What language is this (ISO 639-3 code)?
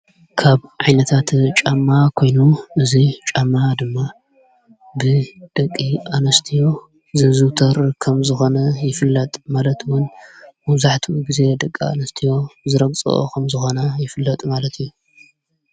tir